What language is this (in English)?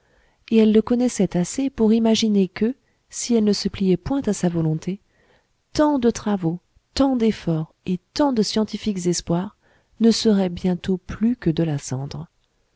French